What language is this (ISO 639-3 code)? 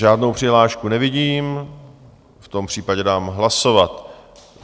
ces